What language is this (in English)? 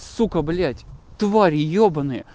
Russian